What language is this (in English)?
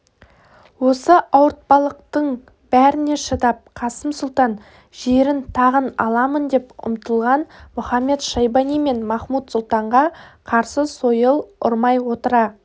Kazakh